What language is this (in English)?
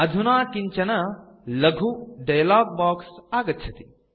Sanskrit